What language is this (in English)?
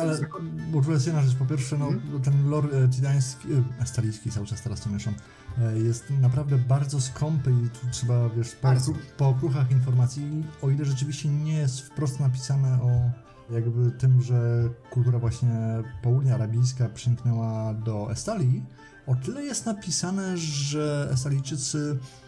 Polish